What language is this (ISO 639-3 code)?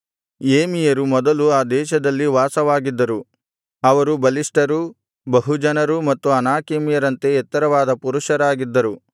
kan